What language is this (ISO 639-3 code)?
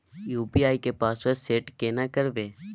mai